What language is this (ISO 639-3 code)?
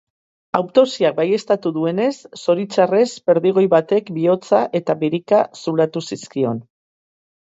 eus